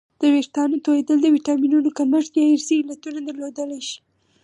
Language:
Pashto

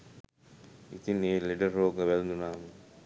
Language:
Sinhala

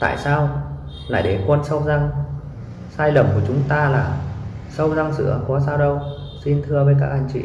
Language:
Vietnamese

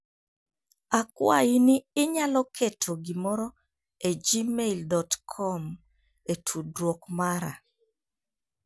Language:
Luo (Kenya and Tanzania)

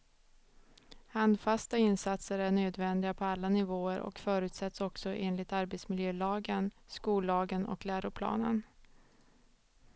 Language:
Swedish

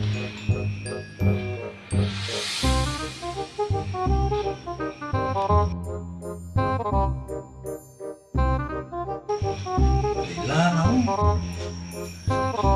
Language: Dutch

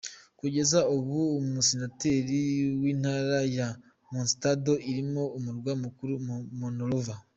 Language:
Kinyarwanda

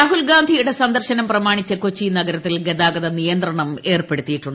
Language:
Malayalam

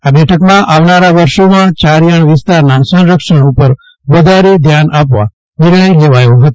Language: Gujarati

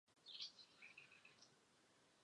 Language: Chinese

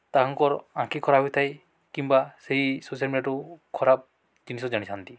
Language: Odia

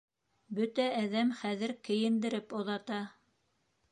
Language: Bashkir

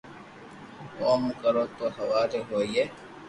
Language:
Loarki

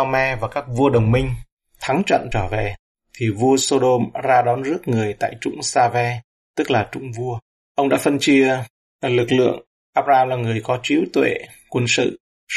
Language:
Vietnamese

